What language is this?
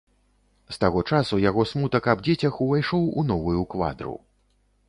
Belarusian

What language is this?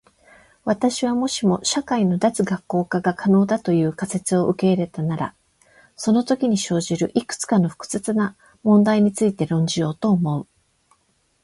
Japanese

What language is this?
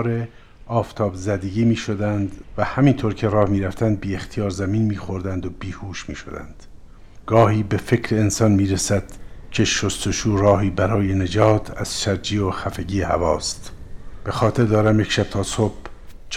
Persian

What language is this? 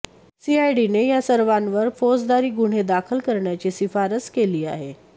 Marathi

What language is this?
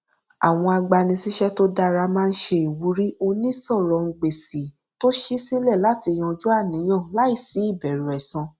Yoruba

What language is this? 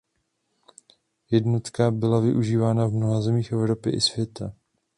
Czech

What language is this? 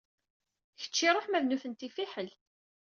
Kabyle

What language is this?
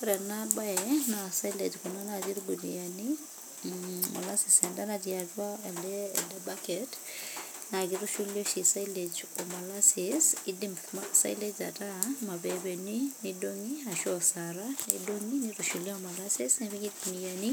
Masai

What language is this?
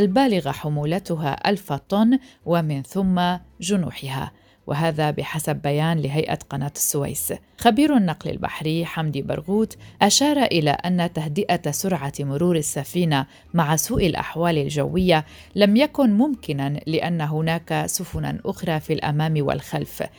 Arabic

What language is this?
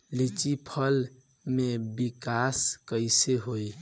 Bhojpuri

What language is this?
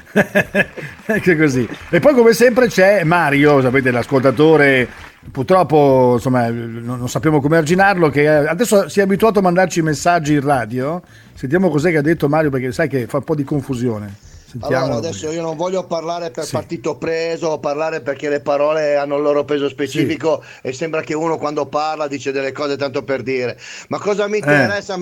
Italian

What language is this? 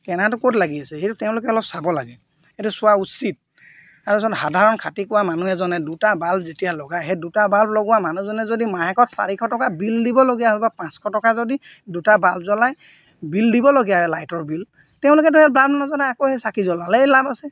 Assamese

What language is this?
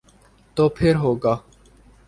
Urdu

